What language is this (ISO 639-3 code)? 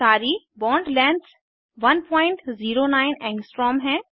hin